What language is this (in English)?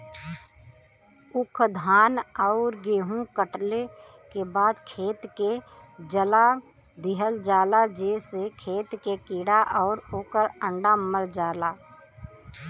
Bhojpuri